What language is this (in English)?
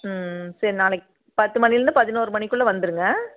Tamil